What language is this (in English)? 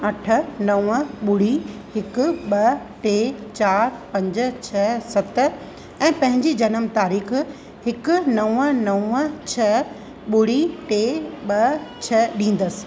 Sindhi